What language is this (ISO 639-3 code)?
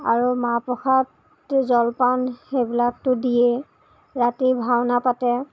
asm